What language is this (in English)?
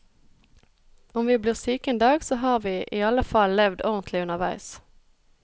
Norwegian